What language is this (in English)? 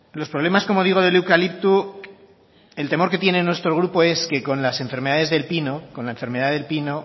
Spanish